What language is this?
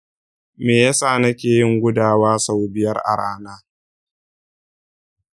Hausa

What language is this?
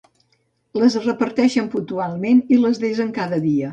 Catalan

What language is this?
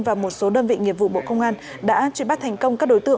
Vietnamese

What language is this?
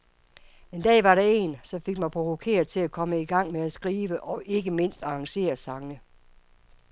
Danish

